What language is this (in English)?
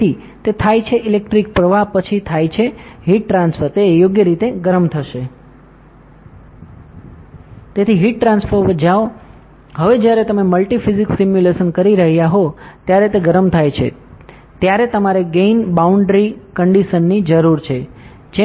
Gujarati